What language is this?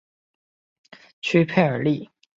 Chinese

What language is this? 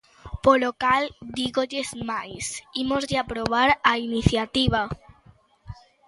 Galician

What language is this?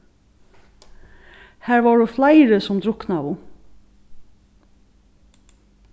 Faroese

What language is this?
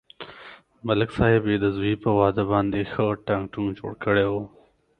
Pashto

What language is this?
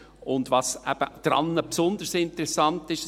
Swiss German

